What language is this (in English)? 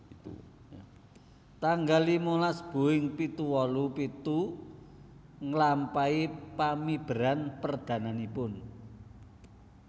Javanese